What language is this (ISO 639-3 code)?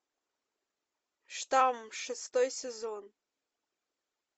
rus